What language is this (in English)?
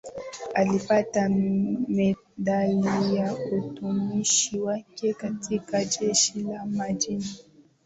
Swahili